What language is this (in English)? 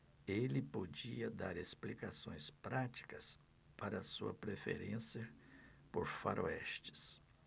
Portuguese